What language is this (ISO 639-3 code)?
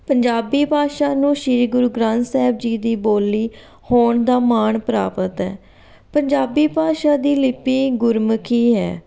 pan